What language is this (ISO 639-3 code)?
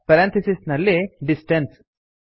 kan